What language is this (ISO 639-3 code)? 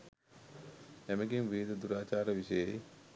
sin